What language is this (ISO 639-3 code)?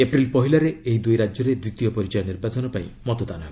ori